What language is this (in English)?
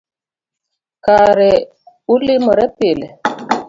Luo (Kenya and Tanzania)